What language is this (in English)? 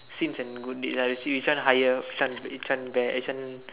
English